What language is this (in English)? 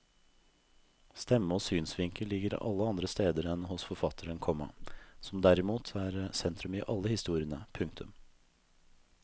Norwegian